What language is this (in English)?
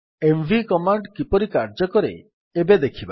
Odia